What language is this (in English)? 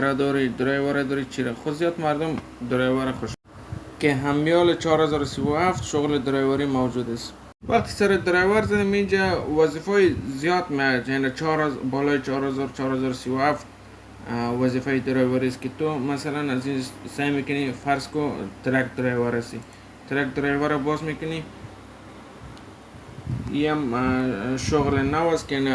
Persian